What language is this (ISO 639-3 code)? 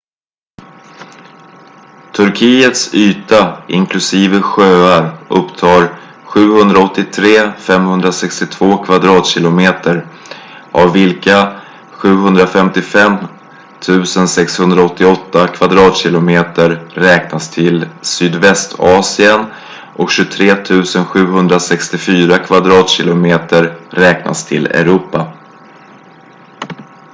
swe